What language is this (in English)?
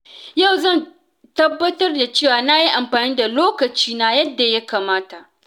Hausa